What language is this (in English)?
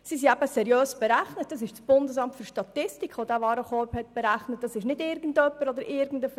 Swiss German